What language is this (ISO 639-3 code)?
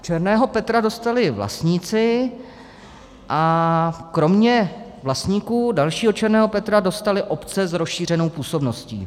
ces